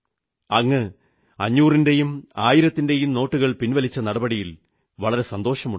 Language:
Malayalam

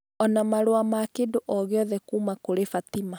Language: Kikuyu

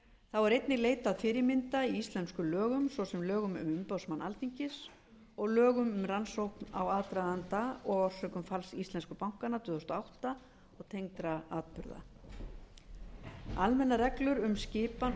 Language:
Icelandic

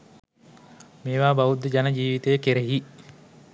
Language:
Sinhala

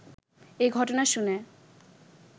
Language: Bangla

